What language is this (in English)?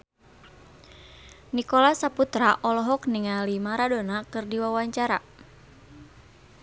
Sundanese